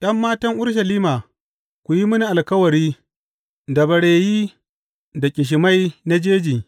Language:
Hausa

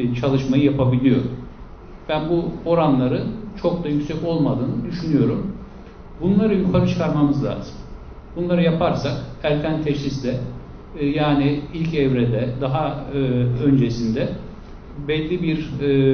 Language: Turkish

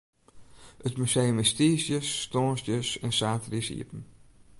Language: Western Frisian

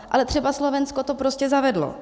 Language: Czech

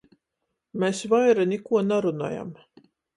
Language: Latgalian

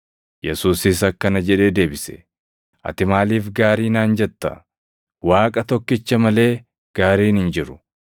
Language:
Oromo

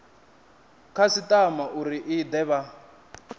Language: Venda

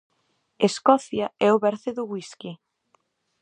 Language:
Galician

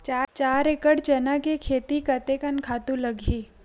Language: Chhattisgarhi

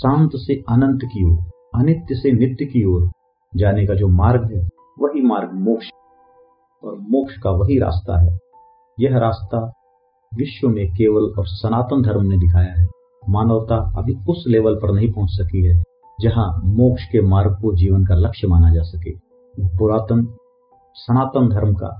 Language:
Hindi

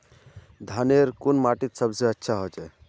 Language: Magahi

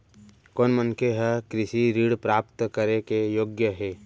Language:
Chhattisgarhi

